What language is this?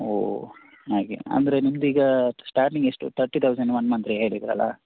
Kannada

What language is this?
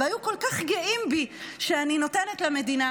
Hebrew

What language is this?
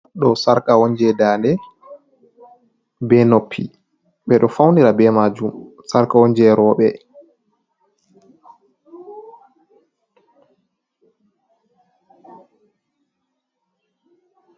Fula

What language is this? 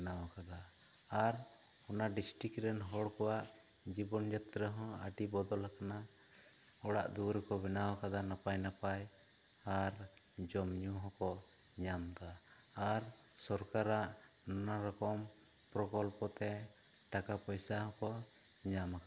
Santali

